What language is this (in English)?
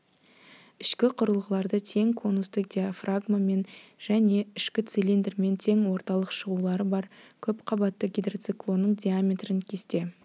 Kazakh